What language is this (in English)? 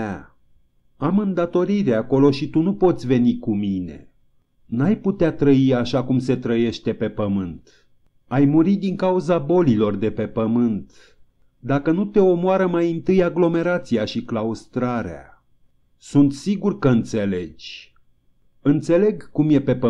Romanian